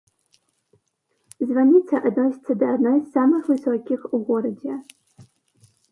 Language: Belarusian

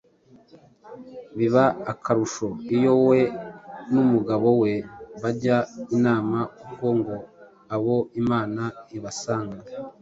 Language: Kinyarwanda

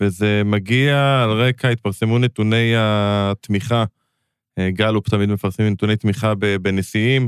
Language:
Hebrew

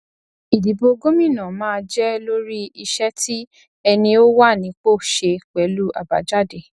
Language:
Yoruba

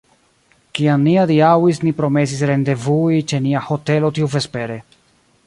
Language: Esperanto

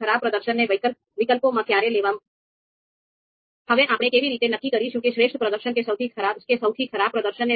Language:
Gujarati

